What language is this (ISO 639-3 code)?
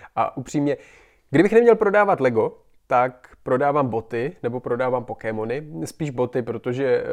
ces